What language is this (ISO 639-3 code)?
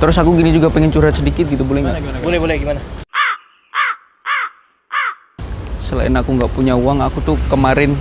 ind